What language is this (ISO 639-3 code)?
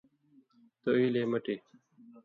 mvy